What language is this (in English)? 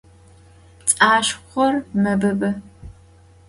Adyghe